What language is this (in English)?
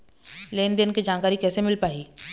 Chhattisgarhi